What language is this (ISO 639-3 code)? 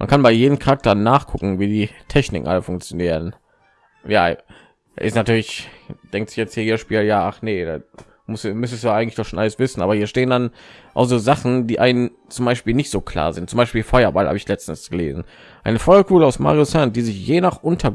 deu